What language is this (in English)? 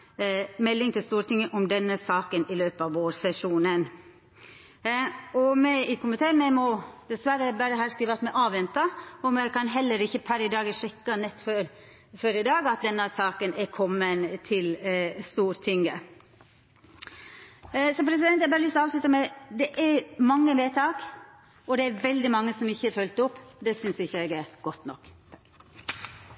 Norwegian Nynorsk